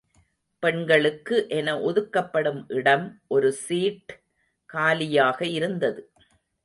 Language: Tamil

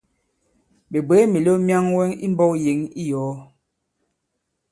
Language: Bankon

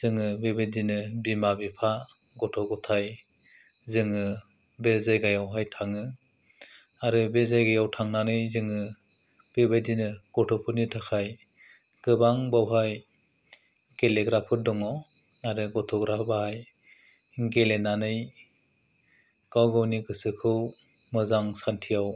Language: Bodo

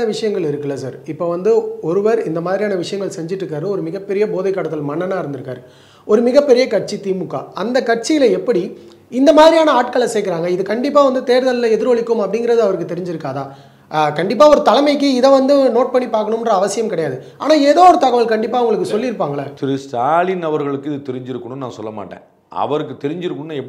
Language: Tamil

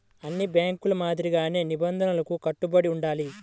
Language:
Telugu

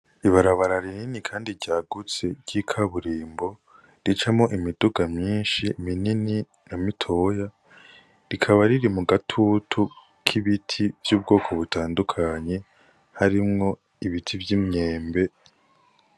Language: Rundi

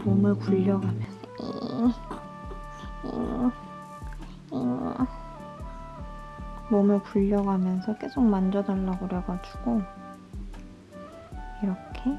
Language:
Korean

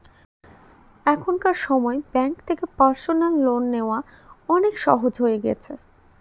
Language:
Bangla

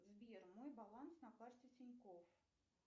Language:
Russian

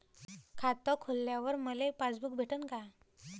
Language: Marathi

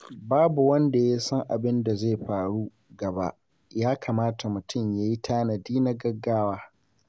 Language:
Hausa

